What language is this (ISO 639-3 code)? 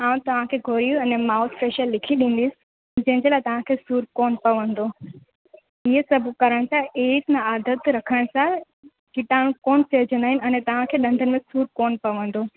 snd